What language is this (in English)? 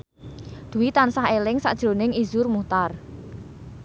Javanese